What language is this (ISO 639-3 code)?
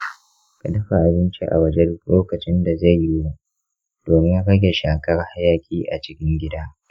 hau